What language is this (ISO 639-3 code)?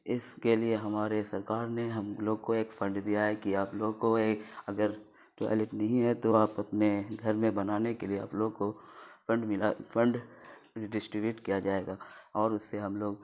urd